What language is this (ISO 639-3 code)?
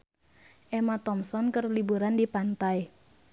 sun